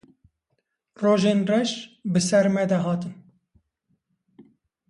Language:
Kurdish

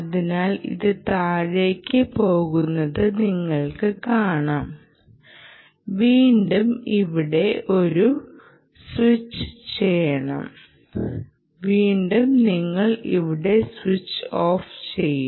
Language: Malayalam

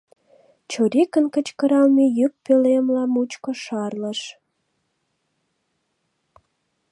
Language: Mari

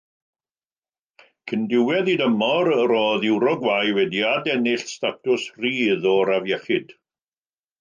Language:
Welsh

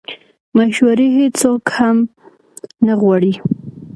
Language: Pashto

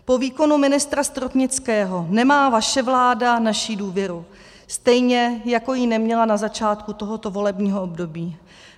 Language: Czech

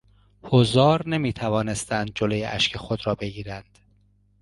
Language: Persian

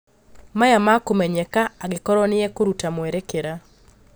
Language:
Kikuyu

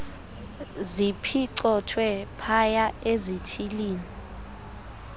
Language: Xhosa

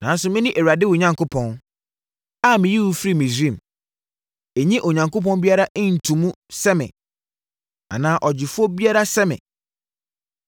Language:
Akan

